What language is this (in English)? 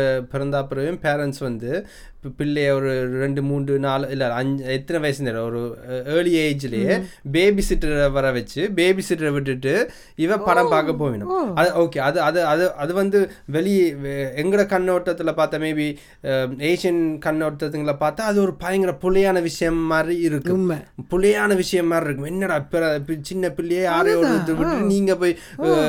Tamil